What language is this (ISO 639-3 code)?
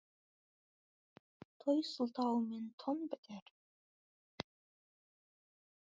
kaz